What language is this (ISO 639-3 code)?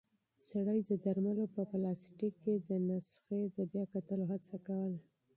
pus